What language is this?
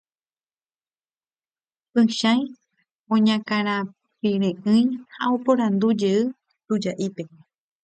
Guarani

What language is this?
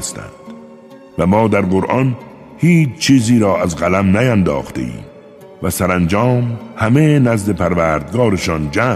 Persian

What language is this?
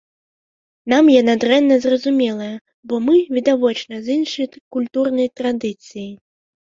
Belarusian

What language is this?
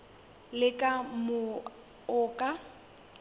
Southern Sotho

